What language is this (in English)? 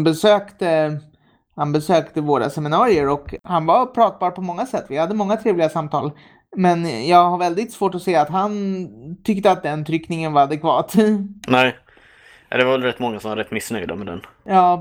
Swedish